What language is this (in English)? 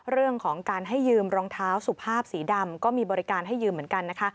Thai